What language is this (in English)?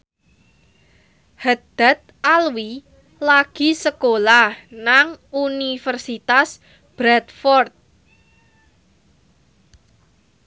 Javanese